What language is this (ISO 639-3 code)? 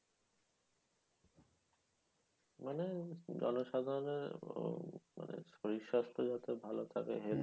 ben